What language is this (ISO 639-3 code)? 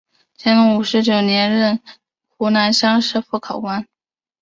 zho